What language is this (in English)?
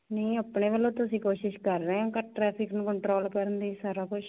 Punjabi